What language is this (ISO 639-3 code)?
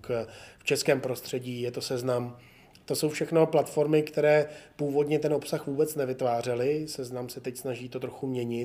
ces